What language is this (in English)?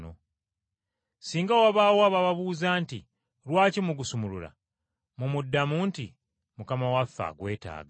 Ganda